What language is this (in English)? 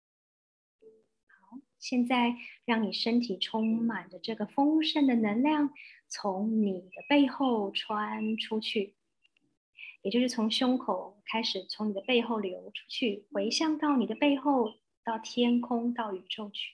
Chinese